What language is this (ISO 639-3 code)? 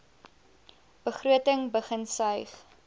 afr